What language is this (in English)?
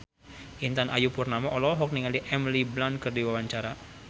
Sundanese